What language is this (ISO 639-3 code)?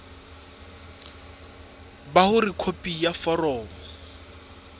sot